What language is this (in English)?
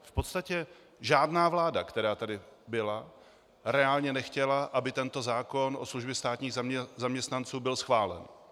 Czech